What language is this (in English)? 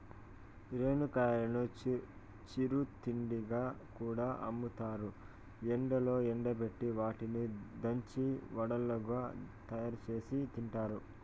Telugu